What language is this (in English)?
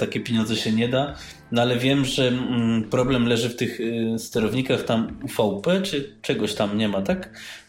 Polish